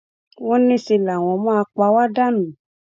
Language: Yoruba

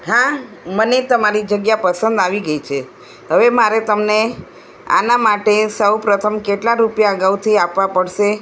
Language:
Gujarati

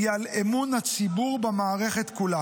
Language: Hebrew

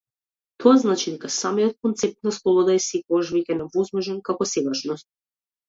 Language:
Macedonian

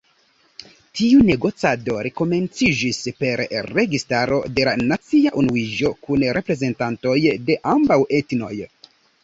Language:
Esperanto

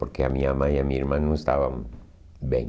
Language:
Portuguese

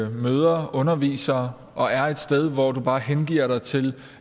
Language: Danish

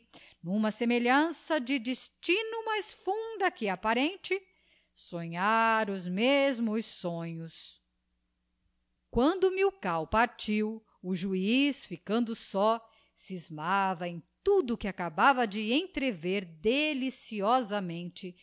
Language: Portuguese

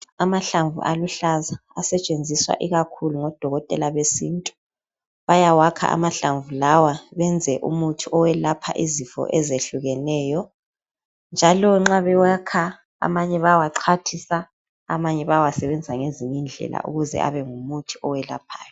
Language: North Ndebele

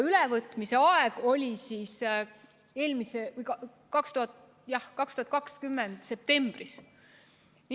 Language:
Estonian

